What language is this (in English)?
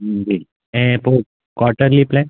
Sindhi